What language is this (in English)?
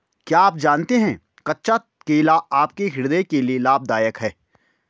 Hindi